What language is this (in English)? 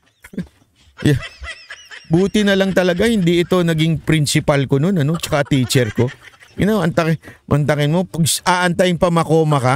Filipino